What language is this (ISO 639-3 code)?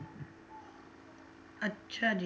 pan